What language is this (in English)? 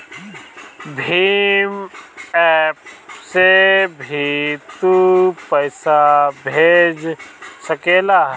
Bhojpuri